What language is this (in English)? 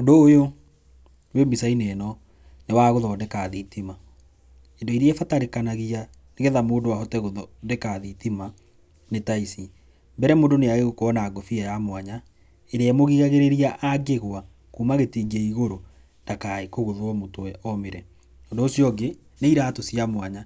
Kikuyu